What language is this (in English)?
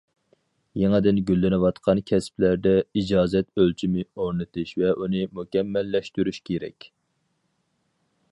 Uyghur